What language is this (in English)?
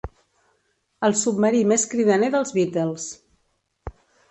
Catalan